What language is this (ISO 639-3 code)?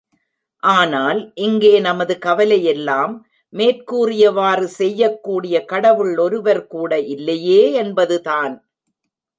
tam